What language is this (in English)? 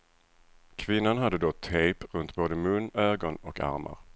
Swedish